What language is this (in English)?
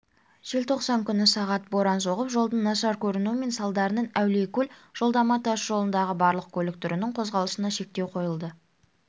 Kazakh